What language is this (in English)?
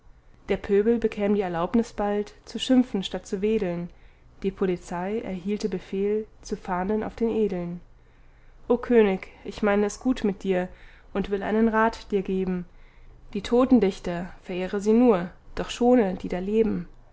German